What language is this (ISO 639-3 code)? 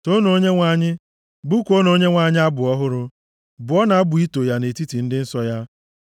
ibo